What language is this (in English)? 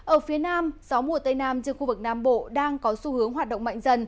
Vietnamese